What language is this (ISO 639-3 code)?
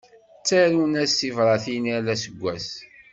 kab